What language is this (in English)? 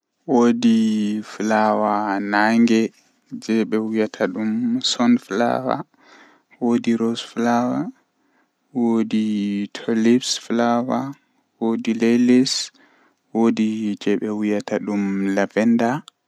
Western Niger Fulfulde